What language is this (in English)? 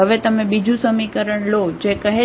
Gujarati